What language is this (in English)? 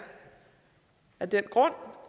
Danish